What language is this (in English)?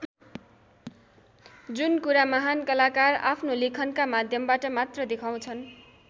Nepali